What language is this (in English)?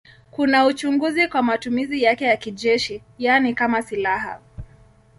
Swahili